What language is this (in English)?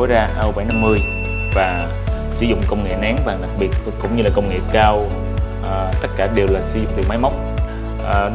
Vietnamese